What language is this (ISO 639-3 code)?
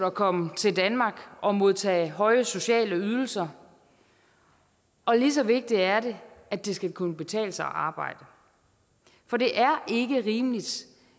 dan